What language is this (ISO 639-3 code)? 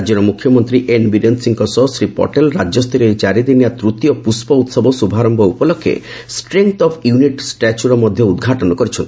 ori